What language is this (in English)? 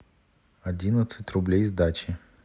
Russian